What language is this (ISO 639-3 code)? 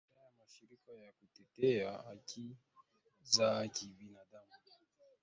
swa